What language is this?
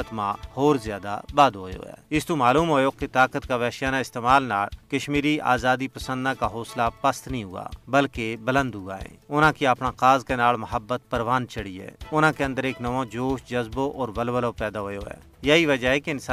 Urdu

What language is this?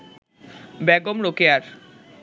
Bangla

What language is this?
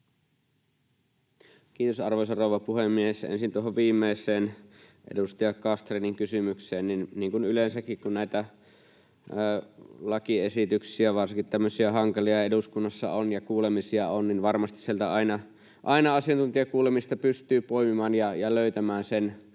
Finnish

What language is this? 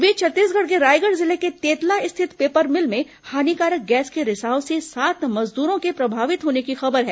Hindi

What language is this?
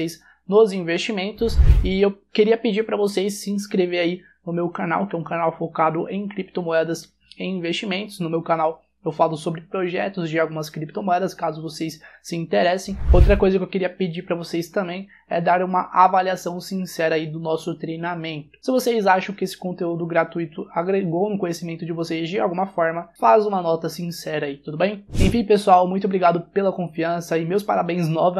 Portuguese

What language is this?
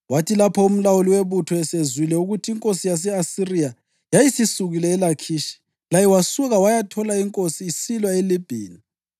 North Ndebele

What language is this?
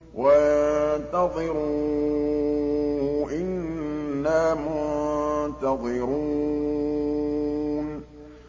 Arabic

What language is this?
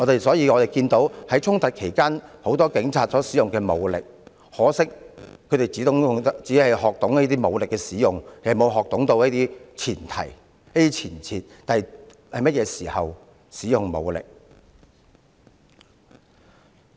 Cantonese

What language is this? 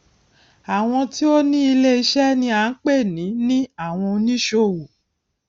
Yoruba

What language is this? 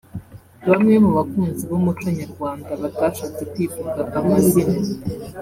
Kinyarwanda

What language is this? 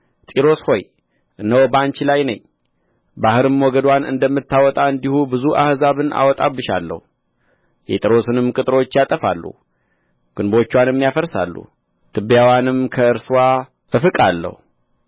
Amharic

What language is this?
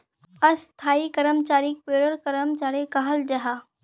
Magahi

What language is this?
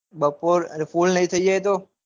Gujarati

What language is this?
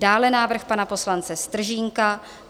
Czech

